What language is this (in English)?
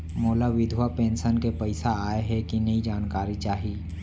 Chhattisgarhi